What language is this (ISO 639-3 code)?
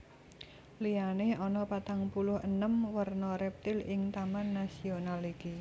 jav